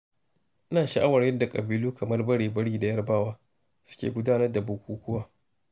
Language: Hausa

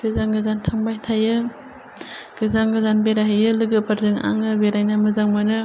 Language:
Bodo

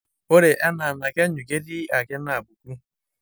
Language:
Masai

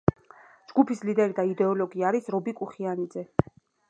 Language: Georgian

